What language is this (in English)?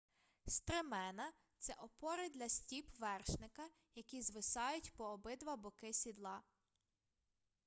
Ukrainian